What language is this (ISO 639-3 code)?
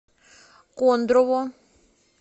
rus